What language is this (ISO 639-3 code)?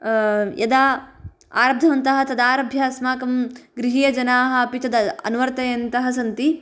san